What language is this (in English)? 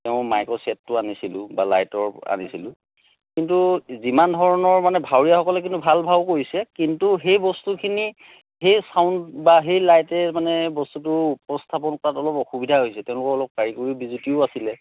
Assamese